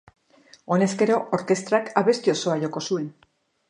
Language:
Basque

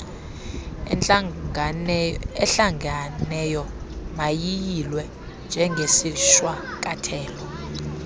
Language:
Xhosa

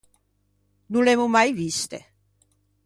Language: Ligurian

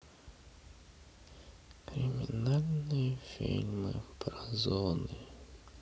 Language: Russian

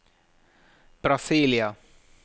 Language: Norwegian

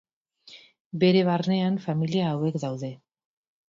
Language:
Basque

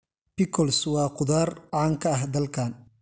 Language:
Somali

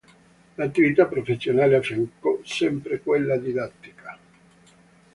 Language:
Italian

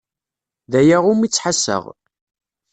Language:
Kabyle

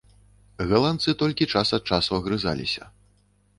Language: Belarusian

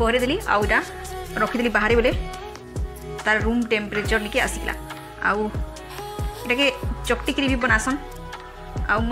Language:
Indonesian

